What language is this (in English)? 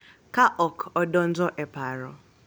Luo (Kenya and Tanzania)